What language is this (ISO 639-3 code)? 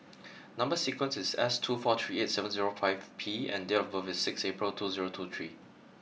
eng